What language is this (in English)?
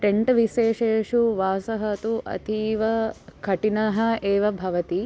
Sanskrit